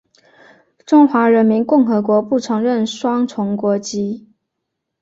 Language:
Chinese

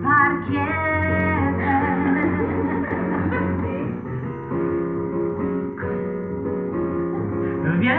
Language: Polish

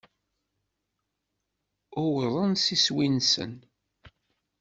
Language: Kabyle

